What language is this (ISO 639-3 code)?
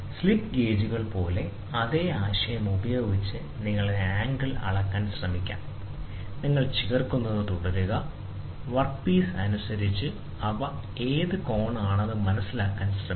mal